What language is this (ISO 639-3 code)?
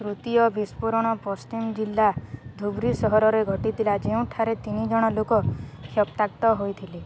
ori